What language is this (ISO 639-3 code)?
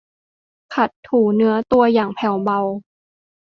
tha